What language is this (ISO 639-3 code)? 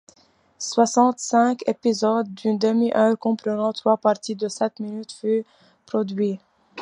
fra